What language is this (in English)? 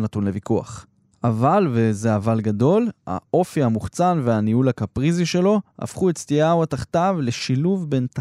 Hebrew